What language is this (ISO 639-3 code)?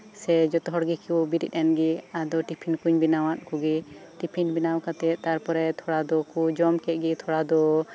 sat